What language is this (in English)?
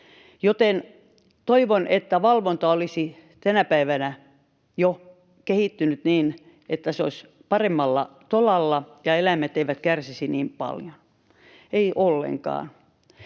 Finnish